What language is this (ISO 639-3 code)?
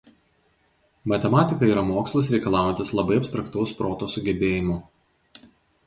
lit